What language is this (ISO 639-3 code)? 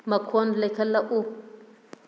mni